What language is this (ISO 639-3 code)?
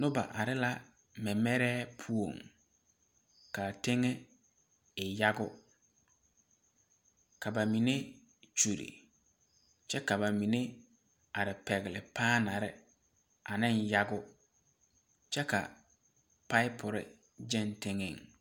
dga